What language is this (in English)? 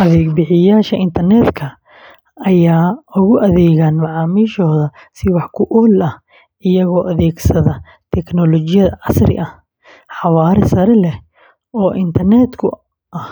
Somali